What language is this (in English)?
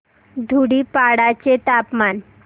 Marathi